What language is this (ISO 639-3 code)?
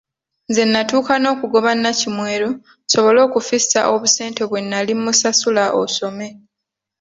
lug